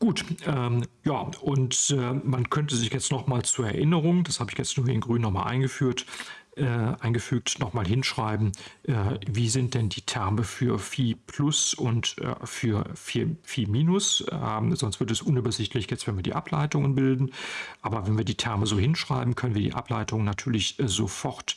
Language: German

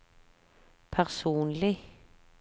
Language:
Norwegian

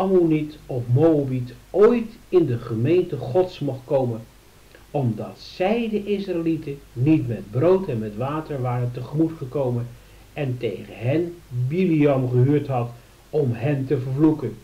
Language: Dutch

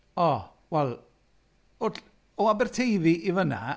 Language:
Welsh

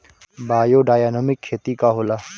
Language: Bhojpuri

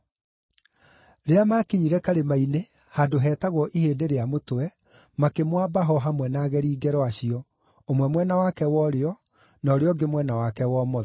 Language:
Kikuyu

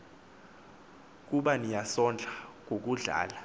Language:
Xhosa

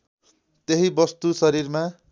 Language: Nepali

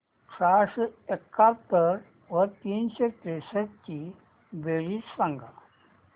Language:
Marathi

